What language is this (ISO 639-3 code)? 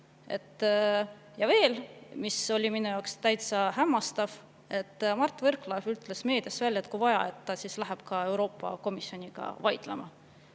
est